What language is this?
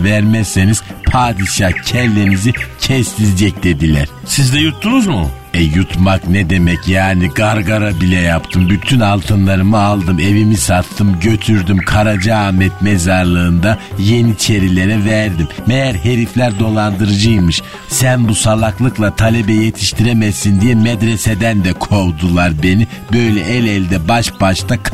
Turkish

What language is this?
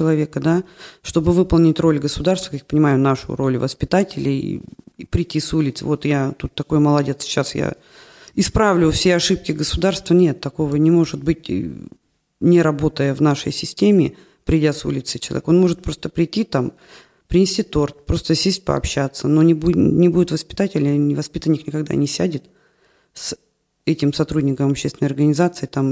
Russian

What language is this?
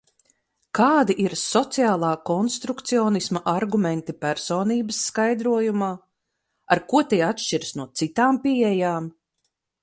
Latvian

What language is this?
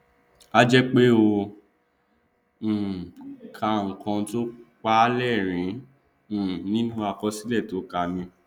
Yoruba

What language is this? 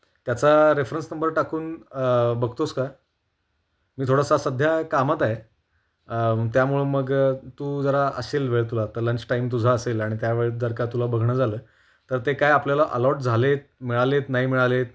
Marathi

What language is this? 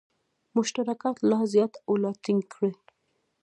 Pashto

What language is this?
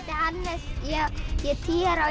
Icelandic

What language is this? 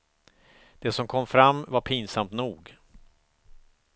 Swedish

